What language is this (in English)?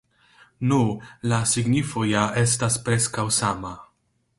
Esperanto